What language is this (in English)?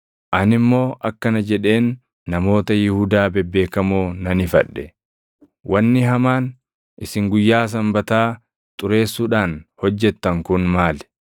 Oromo